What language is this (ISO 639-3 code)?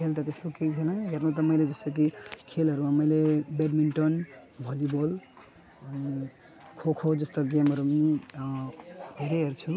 nep